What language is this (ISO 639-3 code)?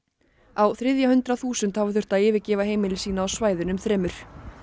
isl